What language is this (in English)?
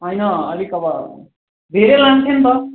Nepali